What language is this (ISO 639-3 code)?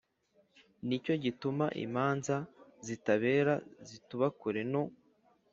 kin